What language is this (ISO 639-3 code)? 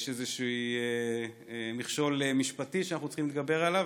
heb